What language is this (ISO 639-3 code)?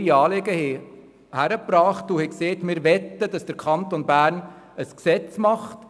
gsw